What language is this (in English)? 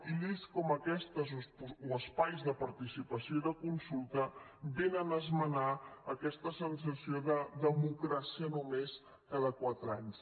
Catalan